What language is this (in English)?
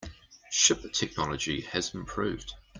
English